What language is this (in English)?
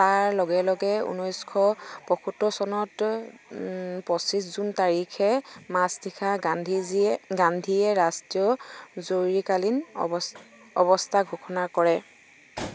Assamese